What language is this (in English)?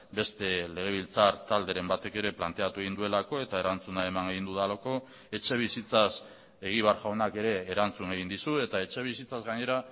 Basque